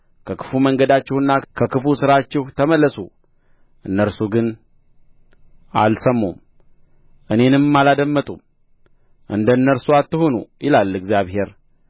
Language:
Amharic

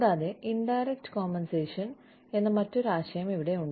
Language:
Malayalam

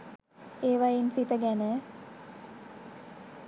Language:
Sinhala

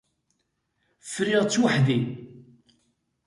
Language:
Kabyle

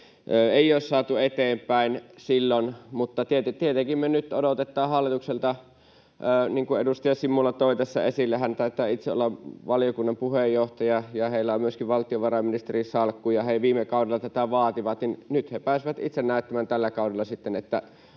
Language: Finnish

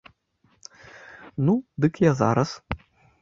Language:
Belarusian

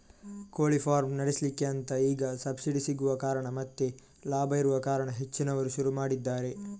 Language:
Kannada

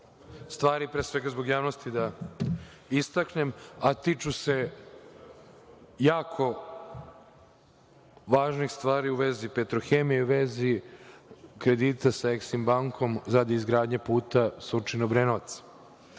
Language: Serbian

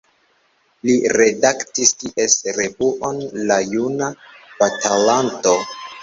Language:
Esperanto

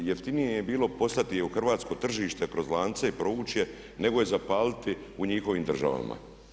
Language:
Croatian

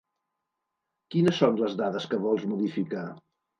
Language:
Catalan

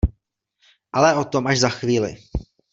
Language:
Czech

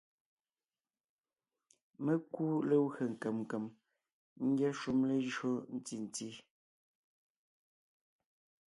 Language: Ngiemboon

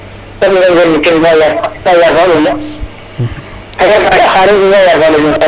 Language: Serer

